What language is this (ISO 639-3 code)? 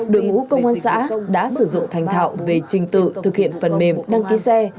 vie